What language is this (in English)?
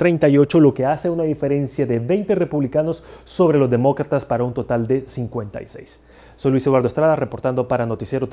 Spanish